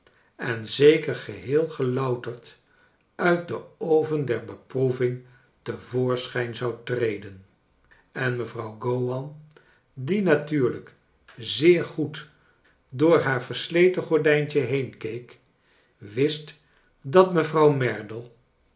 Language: Dutch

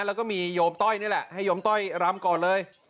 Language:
Thai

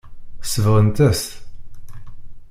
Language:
Kabyle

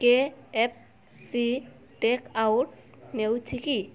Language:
Odia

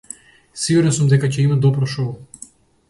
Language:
Macedonian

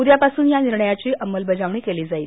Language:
Marathi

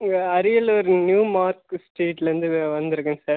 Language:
Tamil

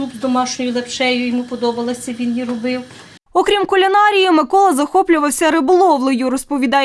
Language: Ukrainian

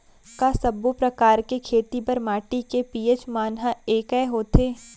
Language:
Chhattisgarhi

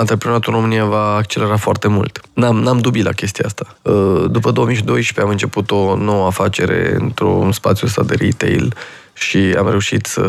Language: Romanian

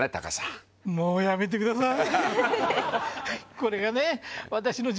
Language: Japanese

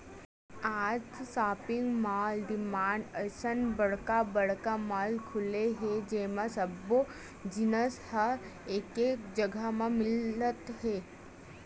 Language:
Chhattisgarhi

